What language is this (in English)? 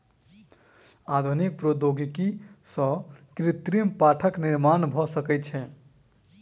Maithili